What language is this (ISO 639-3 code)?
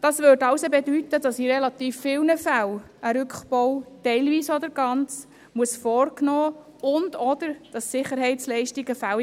gsw